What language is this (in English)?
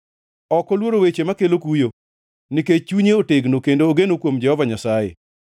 Luo (Kenya and Tanzania)